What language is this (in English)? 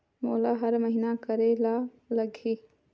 Chhattisgarhi